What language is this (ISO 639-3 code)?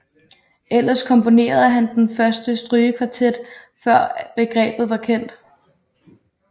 dan